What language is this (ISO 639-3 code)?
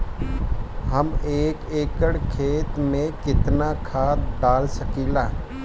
bho